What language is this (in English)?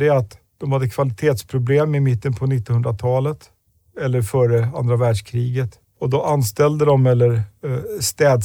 Swedish